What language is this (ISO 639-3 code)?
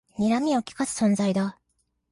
jpn